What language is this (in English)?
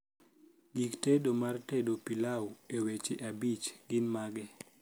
Luo (Kenya and Tanzania)